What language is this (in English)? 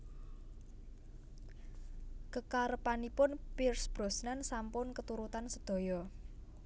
Javanese